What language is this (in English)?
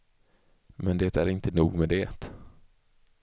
Swedish